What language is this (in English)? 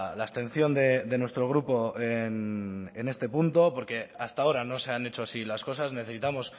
Spanish